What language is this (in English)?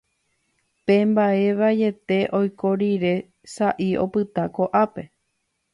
Guarani